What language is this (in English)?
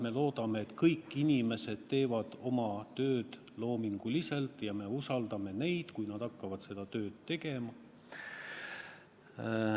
Estonian